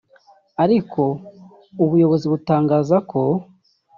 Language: Kinyarwanda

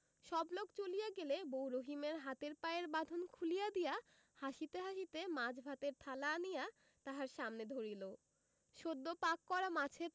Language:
Bangla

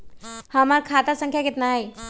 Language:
Magahi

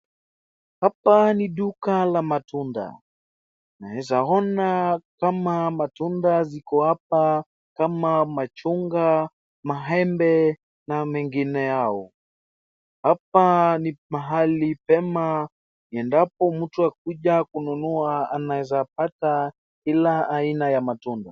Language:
Swahili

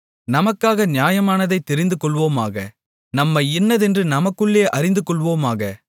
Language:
Tamil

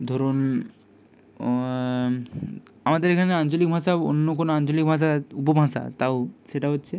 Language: Bangla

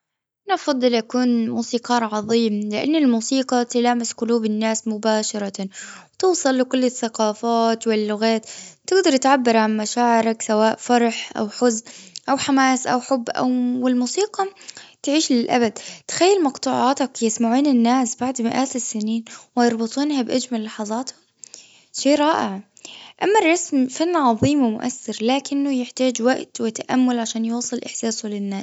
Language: Gulf Arabic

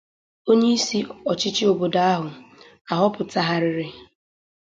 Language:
Igbo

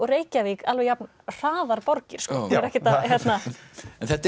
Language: Icelandic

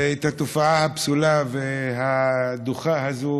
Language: Hebrew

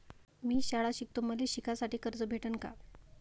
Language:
Marathi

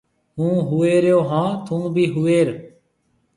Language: Marwari (Pakistan)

